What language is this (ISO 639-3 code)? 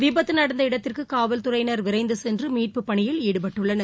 tam